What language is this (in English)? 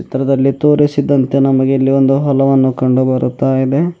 Kannada